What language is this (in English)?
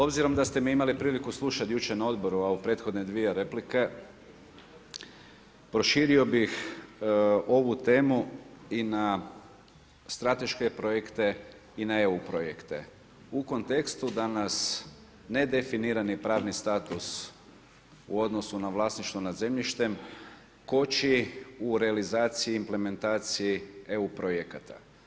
Croatian